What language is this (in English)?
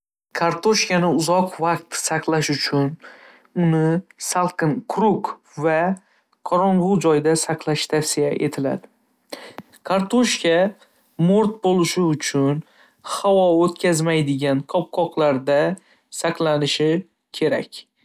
Uzbek